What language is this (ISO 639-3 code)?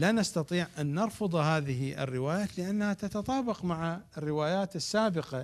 ara